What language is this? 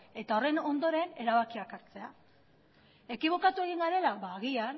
Basque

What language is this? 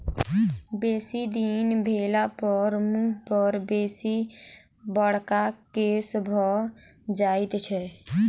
Maithili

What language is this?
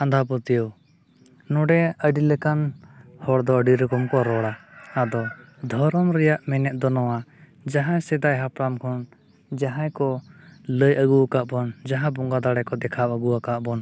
Santali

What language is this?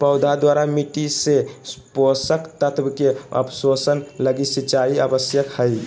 Magahi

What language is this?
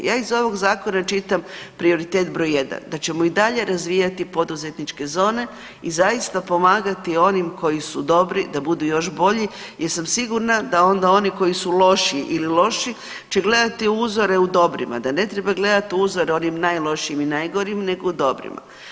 Croatian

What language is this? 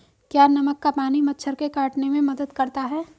Hindi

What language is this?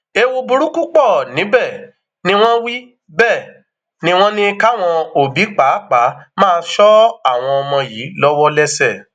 Yoruba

